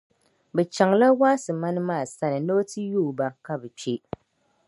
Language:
Dagbani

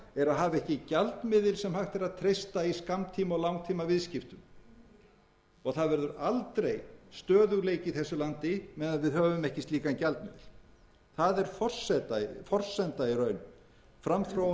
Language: Icelandic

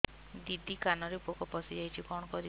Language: Odia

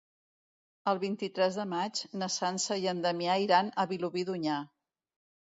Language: Catalan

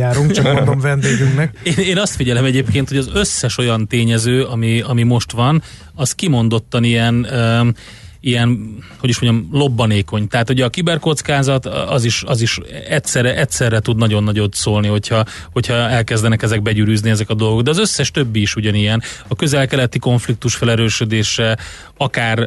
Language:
Hungarian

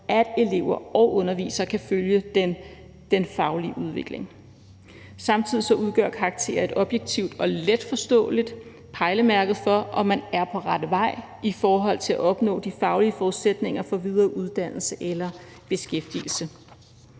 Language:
Danish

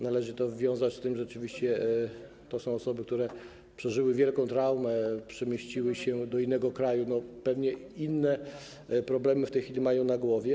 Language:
Polish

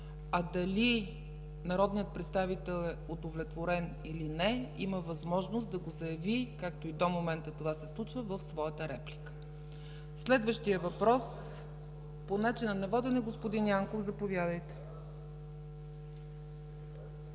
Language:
Bulgarian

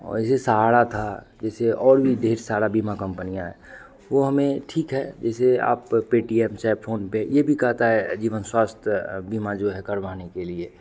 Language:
Hindi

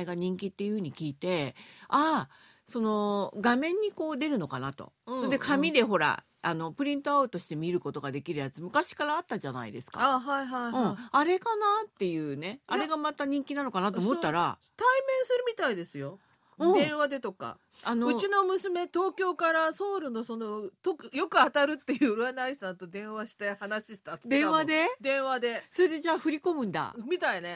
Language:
Japanese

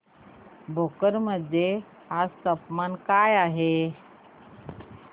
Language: Marathi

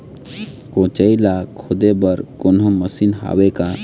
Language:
Chhattisgarhi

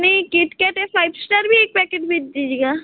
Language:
Hindi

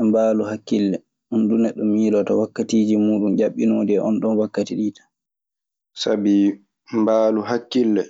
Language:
Maasina Fulfulde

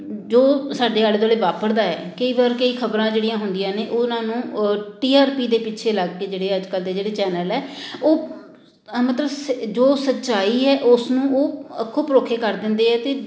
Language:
Punjabi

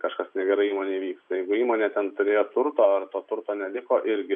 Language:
Lithuanian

